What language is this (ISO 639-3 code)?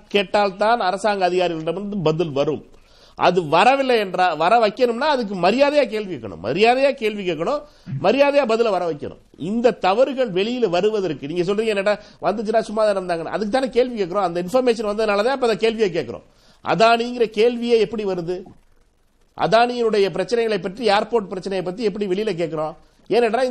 tam